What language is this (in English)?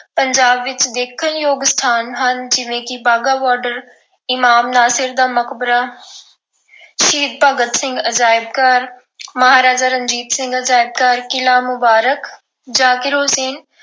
Punjabi